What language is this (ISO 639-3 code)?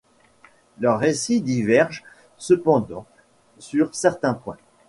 fra